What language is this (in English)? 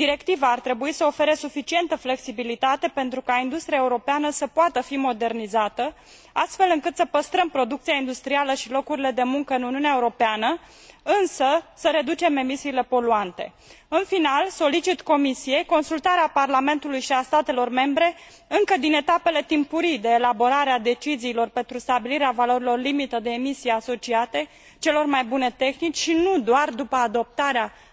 Romanian